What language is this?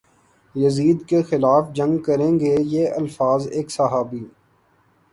Urdu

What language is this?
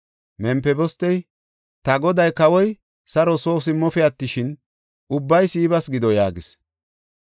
Gofa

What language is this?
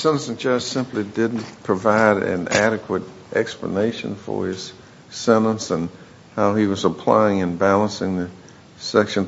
English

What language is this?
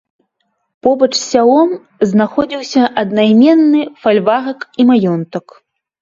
Belarusian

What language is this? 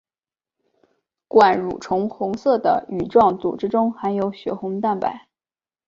Chinese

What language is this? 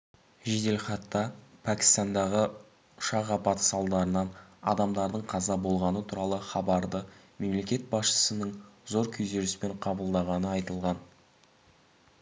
Kazakh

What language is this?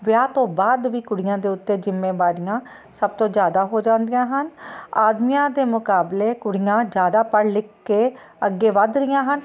Punjabi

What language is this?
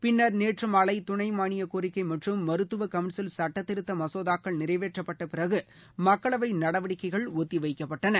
Tamil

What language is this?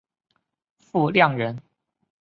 Chinese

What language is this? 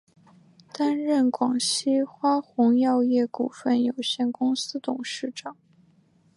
Chinese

